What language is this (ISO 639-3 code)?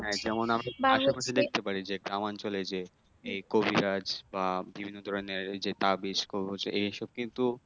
ben